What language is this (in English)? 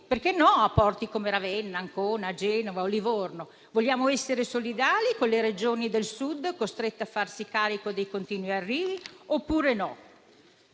Italian